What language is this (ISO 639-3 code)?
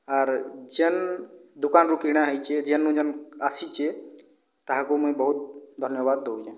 ori